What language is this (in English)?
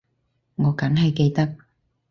Cantonese